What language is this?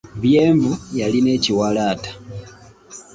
Ganda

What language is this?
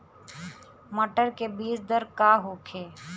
Bhojpuri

